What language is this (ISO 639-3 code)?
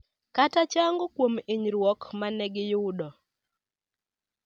luo